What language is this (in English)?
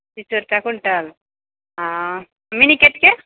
Maithili